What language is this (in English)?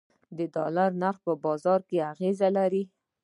Pashto